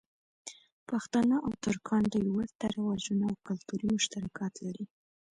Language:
Pashto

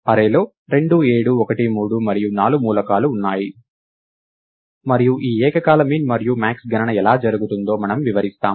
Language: Telugu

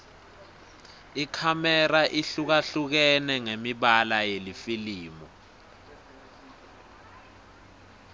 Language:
Swati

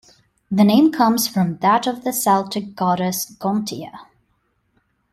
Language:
English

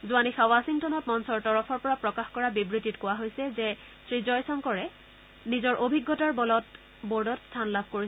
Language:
Assamese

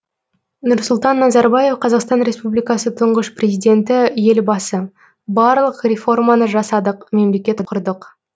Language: Kazakh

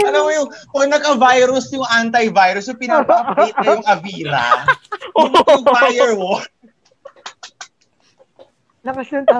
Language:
Filipino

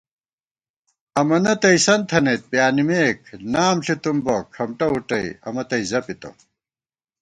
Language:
Gawar-Bati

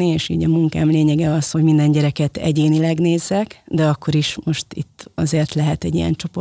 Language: Hungarian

